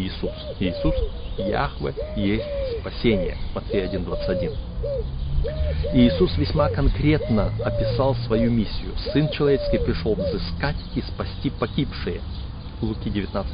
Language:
Russian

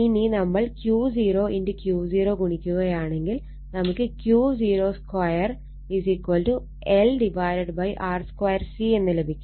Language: Malayalam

